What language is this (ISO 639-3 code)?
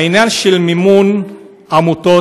heb